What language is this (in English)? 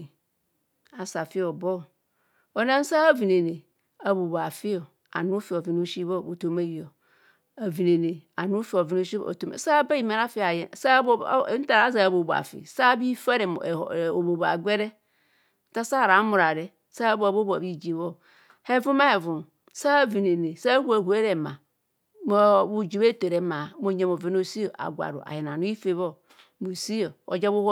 Kohumono